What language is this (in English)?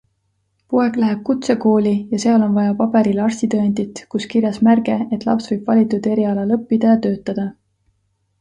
Estonian